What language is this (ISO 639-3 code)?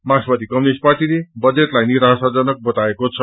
nep